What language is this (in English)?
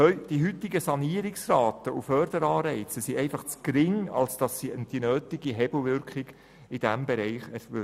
Swiss German